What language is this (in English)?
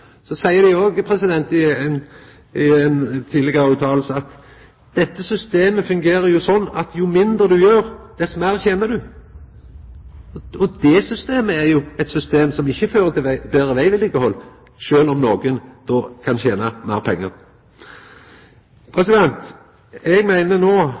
Norwegian Nynorsk